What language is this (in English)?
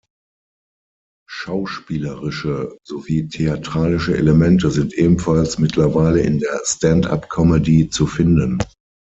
German